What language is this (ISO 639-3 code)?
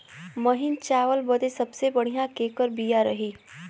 bho